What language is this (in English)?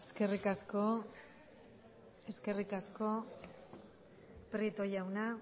Basque